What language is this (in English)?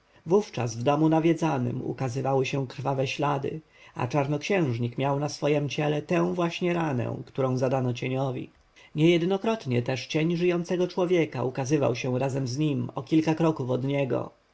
Polish